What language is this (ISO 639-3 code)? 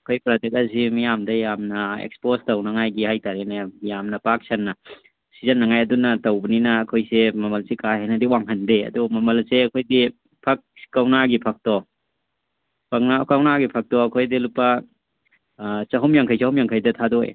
mni